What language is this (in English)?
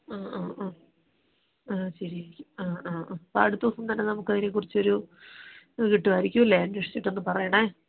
Malayalam